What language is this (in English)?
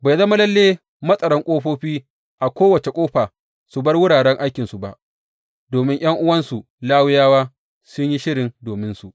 Hausa